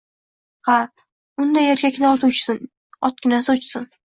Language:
Uzbek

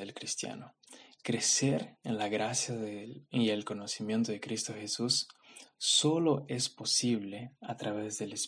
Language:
Spanish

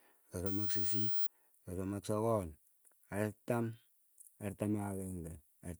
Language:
Keiyo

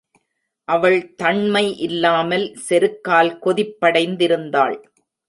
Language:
Tamil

